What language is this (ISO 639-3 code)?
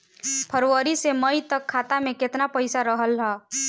bho